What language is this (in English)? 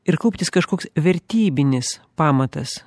Lithuanian